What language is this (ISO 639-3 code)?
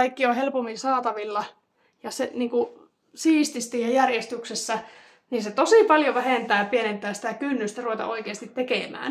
fin